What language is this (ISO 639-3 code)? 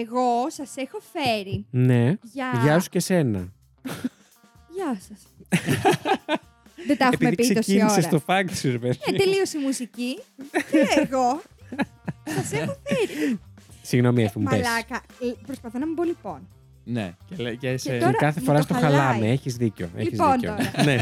ell